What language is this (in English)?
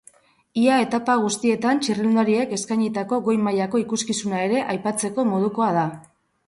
Basque